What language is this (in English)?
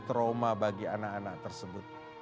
Indonesian